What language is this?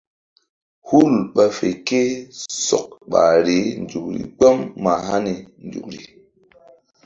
Mbum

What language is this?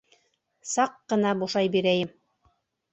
Bashkir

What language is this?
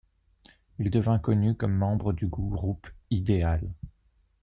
French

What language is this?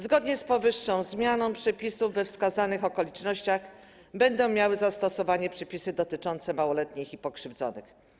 Polish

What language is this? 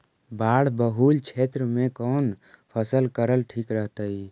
Magahi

